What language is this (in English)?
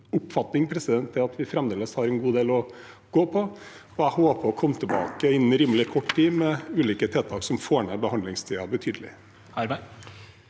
Norwegian